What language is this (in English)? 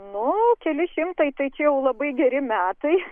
Lithuanian